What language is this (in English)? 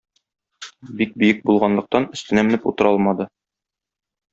Tatar